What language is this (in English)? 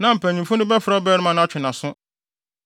Akan